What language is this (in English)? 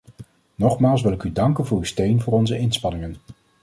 Dutch